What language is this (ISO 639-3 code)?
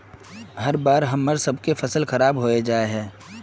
mag